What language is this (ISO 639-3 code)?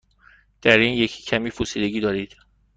fas